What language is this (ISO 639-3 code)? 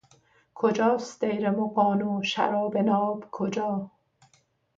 fas